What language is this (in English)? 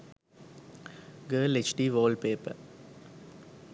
Sinhala